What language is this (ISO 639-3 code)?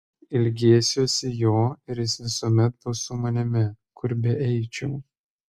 lit